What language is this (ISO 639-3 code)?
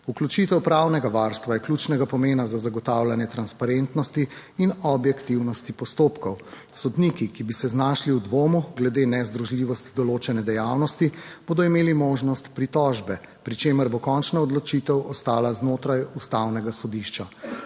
slv